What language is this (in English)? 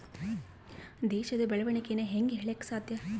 Kannada